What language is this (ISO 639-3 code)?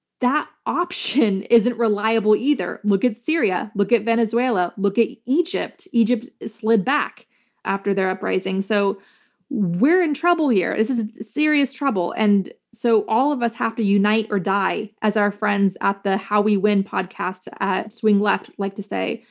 eng